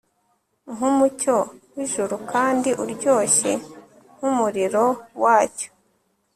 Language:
Kinyarwanda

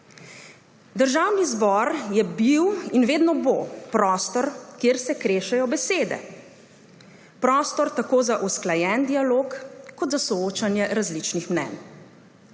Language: Slovenian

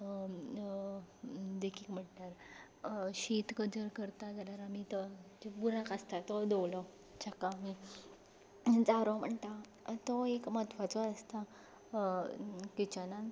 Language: Konkani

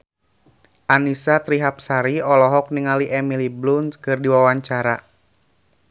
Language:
Sundanese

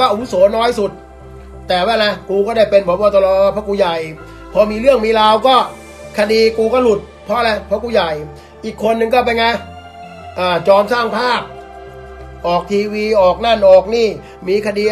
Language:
Thai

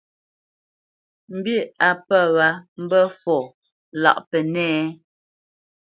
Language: Bamenyam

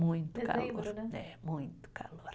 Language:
Portuguese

